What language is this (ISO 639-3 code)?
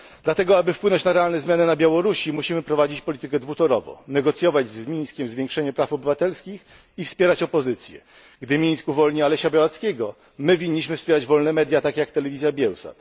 pol